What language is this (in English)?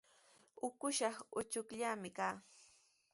Sihuas Ancash Quechua